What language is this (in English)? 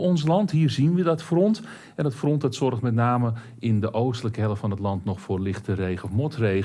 Dutch